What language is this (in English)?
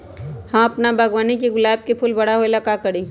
Magahi